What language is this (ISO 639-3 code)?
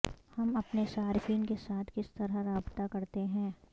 urd